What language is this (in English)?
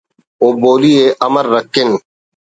Brahui